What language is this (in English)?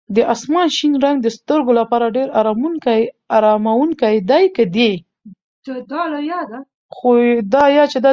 Pashto